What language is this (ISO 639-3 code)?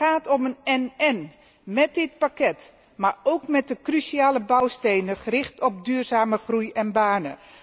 nld